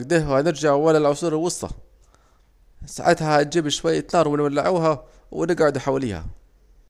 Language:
Saidi Arabic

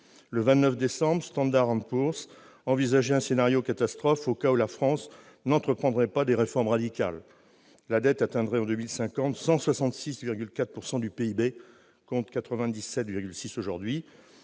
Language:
French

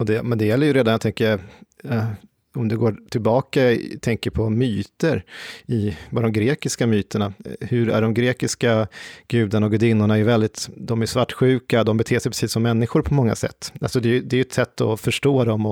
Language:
Swedish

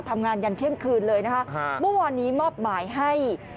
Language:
Thai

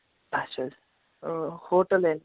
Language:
Kashmiri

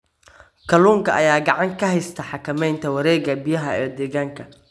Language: Somali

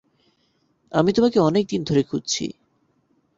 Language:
Bangla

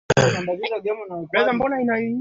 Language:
Swahili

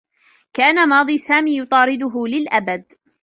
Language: Arabic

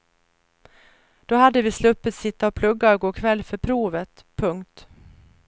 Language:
Swedish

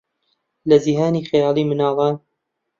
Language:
Central Kurdish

